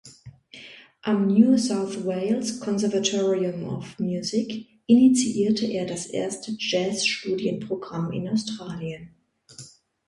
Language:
German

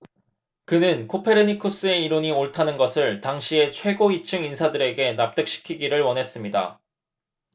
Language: Korean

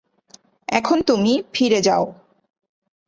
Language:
Bangla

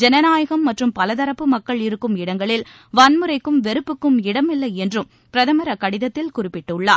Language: Tamil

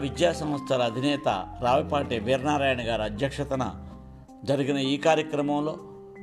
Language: Telugu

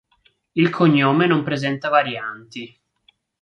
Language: Italian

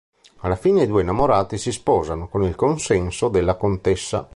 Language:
Italian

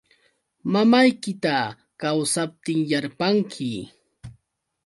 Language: Yauyos Quechua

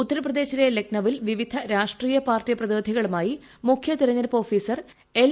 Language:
Malayalam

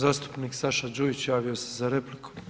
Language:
Croatian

